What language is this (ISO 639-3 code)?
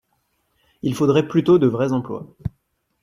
fra